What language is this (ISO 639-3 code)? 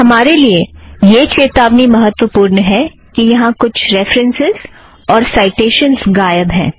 hin